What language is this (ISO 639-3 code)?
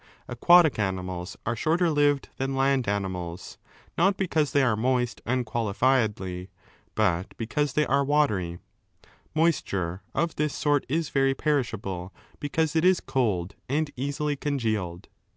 eng